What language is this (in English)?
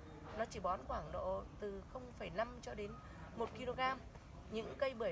Vietnamese